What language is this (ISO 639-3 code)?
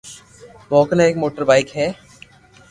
lrk